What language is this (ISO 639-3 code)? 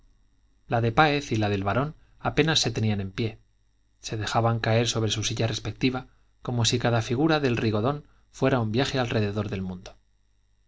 spa